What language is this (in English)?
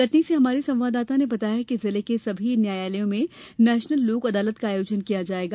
Hindi